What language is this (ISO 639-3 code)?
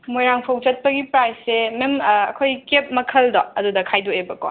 mni